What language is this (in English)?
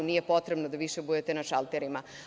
Serbian